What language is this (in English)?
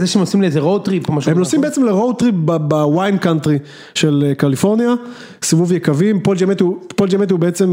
Hebrew